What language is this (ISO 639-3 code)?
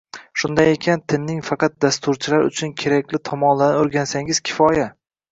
uzb